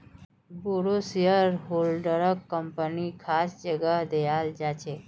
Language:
Magahi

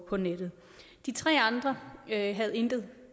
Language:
Danish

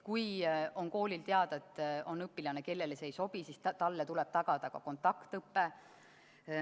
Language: Estonian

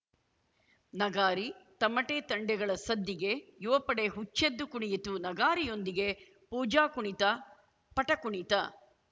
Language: Kannada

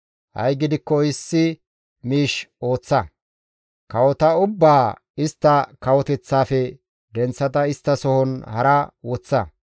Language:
Gamo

